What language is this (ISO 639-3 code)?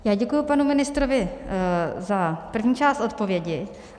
ces